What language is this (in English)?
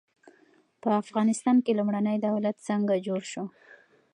Pashto